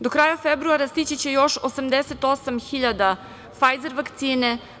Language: Serbian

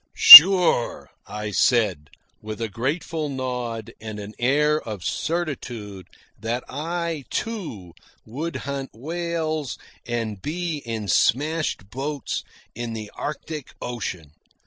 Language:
English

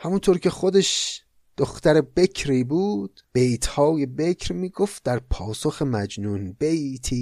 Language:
Persian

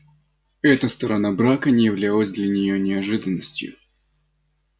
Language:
Russian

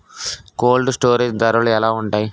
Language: Telugu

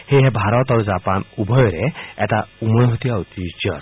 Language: Assamese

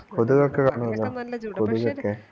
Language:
Malayalam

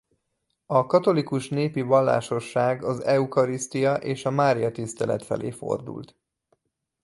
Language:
Hungarian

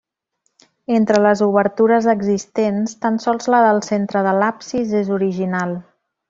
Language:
Catalan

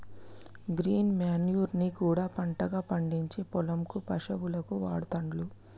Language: Telugu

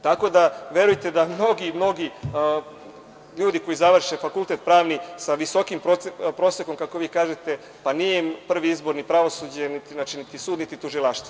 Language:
Serbian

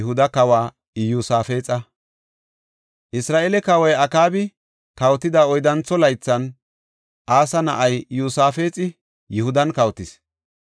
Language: Gofa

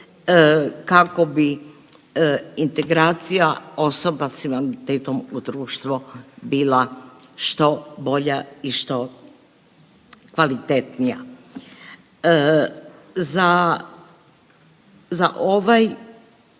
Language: Croatian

